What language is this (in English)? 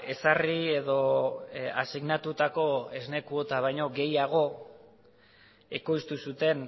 Basque